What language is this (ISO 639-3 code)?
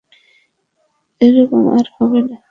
ben